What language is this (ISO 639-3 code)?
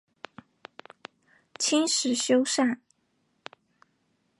zho